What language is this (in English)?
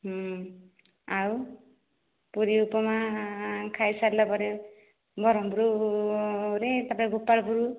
Odia